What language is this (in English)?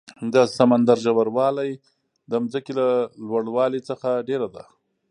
Pashto